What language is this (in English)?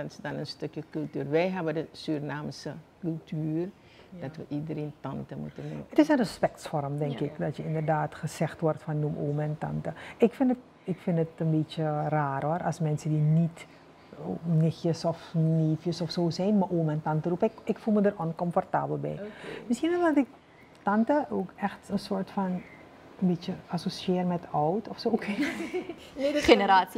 Dutch